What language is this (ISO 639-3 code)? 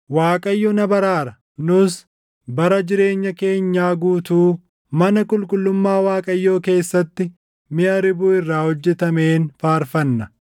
orm